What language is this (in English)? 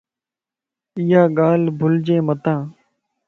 Lasi